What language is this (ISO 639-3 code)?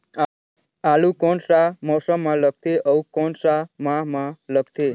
hne